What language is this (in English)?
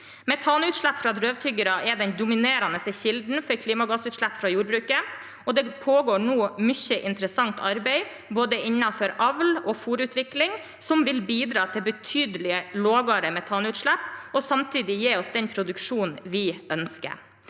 Norwegian